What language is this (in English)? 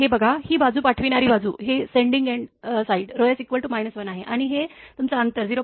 Marathi